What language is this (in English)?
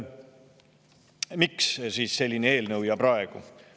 Estonian